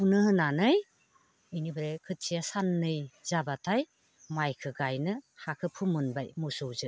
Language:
Bodo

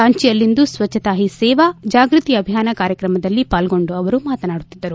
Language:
Kannada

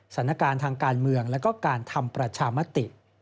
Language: Thai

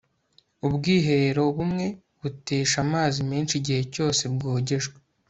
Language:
Kinyarwanda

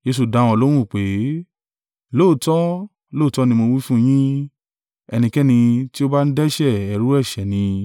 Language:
Yoruba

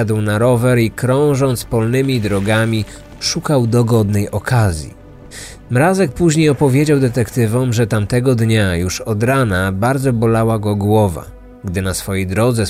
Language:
Polish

